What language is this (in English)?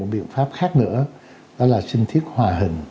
Vietnamese